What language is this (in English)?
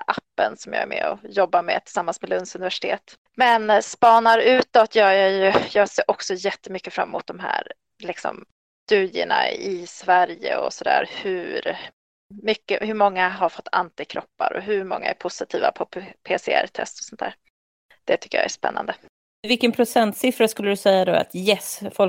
Swedish